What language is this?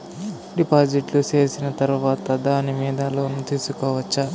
Telugu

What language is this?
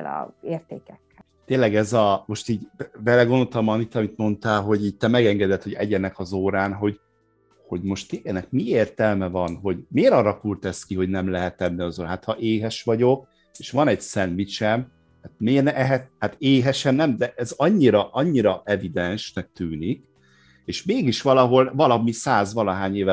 Hungarian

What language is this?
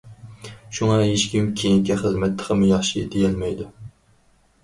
Uyghur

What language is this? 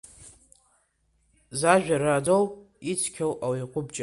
Abkhazian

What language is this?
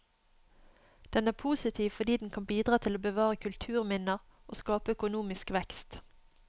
Norwegian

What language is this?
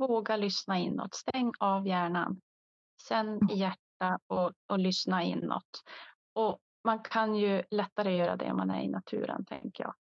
Swedish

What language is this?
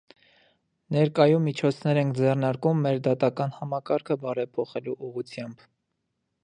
Armenian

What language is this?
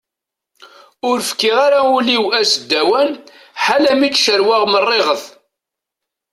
Kabyle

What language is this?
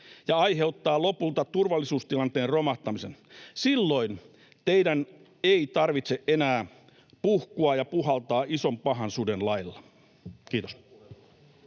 Finnish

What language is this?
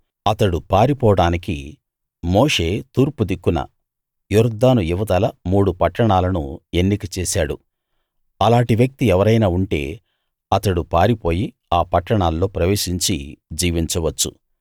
Telugu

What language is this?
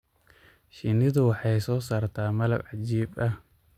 Somali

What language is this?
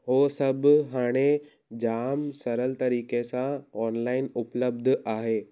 Sindhi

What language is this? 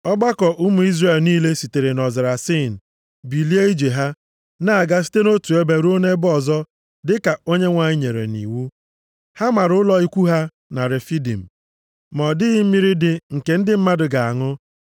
Igbo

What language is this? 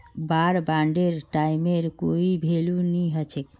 Magahi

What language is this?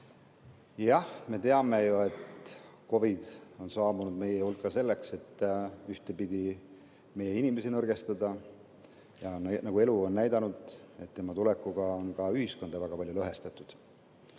Estonian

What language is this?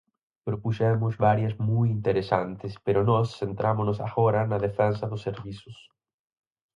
Galician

